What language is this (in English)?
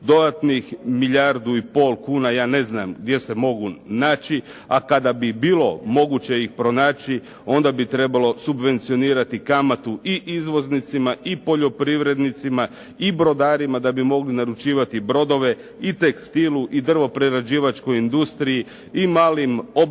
Croatian